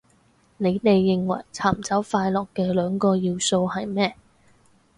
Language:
Cantonese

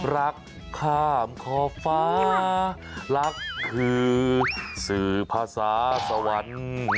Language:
Thai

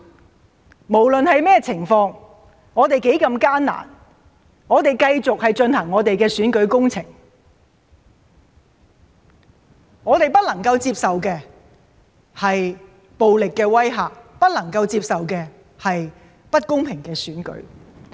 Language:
Cantonese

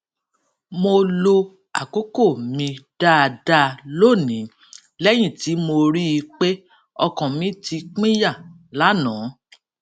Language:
Yoruba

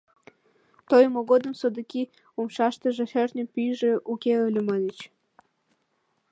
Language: Mari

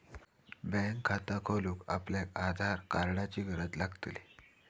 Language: Marathi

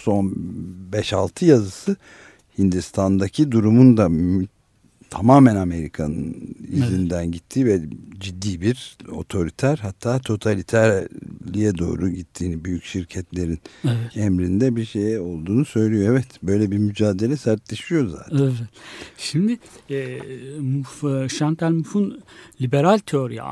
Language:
Turkish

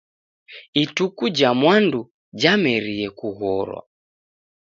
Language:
Taita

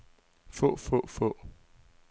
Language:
Danish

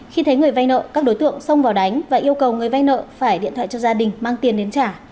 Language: Vietnamese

